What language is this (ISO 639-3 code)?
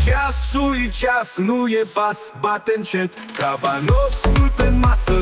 ron